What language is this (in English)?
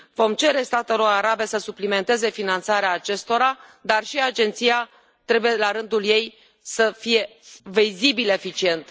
Romanian